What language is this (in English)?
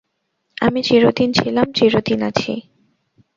Bangla